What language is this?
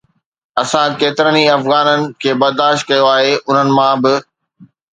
Sindhi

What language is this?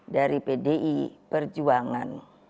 Indonesian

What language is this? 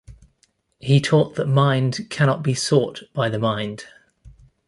English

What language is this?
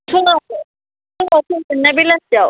Bodo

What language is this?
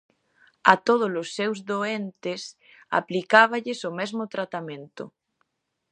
Galician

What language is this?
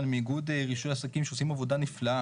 Hebrew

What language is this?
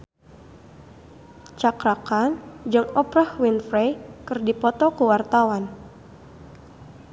Sundanese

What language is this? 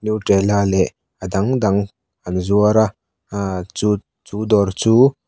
Mizo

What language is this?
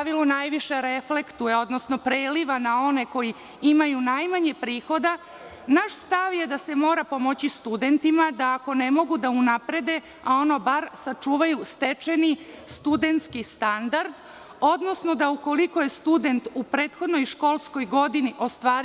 Serbian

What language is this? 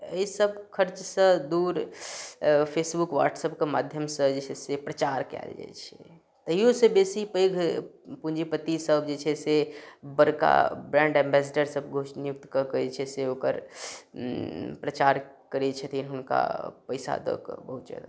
Maithili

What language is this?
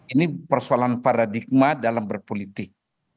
Indonesian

